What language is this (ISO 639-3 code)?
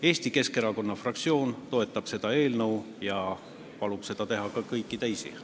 est